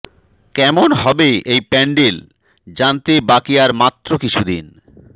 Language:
Bangla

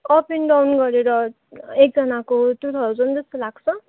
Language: Nepali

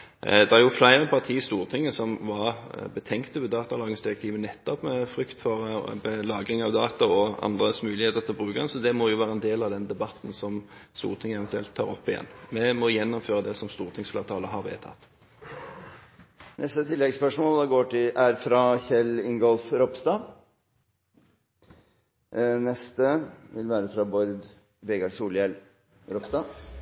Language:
Norwegian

